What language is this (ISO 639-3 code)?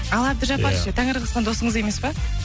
kaz